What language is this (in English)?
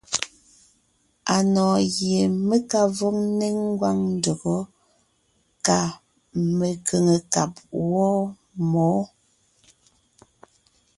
Ngiemboon